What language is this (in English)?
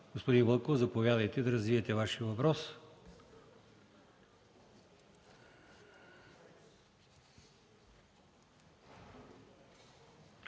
Bulgarian